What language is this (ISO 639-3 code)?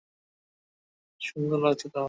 ben